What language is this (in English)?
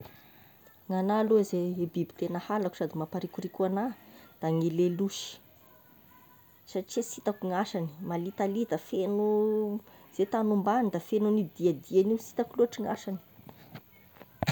Tesaka Malagasy